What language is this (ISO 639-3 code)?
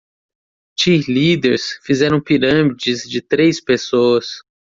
por